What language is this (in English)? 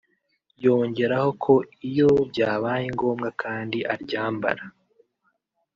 Kinyarwanda